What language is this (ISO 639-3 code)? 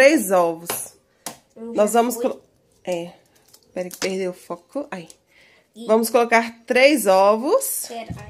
por